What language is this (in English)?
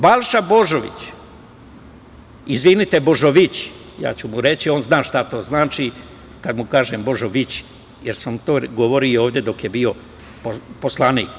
Serbian